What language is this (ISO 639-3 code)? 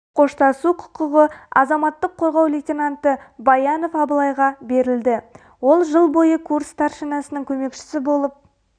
kaz